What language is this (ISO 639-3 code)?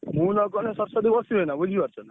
ori